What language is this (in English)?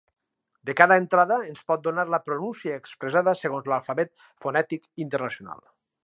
Catalan